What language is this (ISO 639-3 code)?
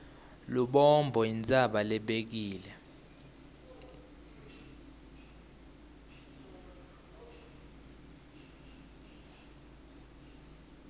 ssw